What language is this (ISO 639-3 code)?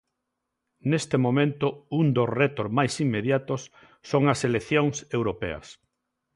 glg